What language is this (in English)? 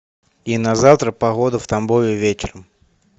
Russian